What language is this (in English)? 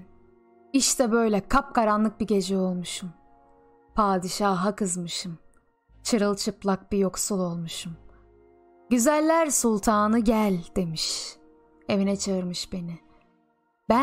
Turkish